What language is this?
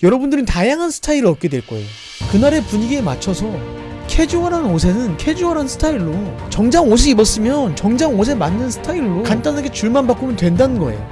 Korean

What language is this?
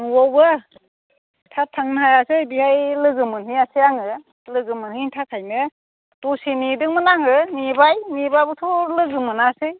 Bodo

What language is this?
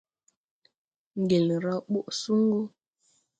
Tupuri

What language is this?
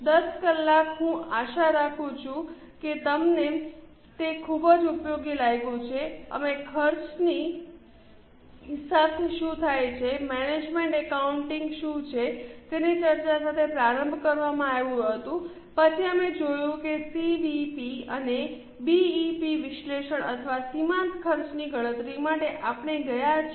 Gujarati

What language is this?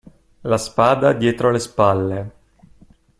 Italian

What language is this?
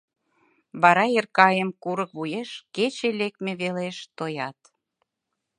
Mari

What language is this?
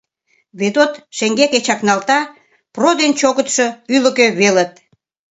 Mari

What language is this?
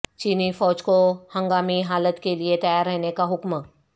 Urdu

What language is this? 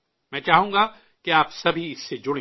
Urdu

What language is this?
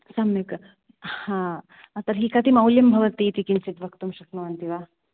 Sanskrit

